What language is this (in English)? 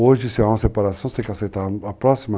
Portuguese